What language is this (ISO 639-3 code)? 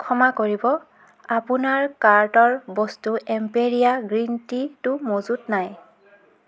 asm